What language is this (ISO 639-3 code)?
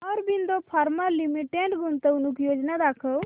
mar